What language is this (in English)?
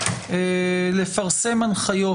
Hebrew